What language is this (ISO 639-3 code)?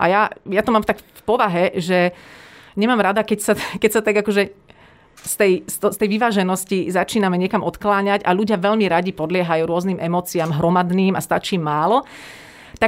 slk